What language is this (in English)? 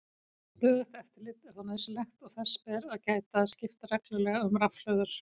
Icelandic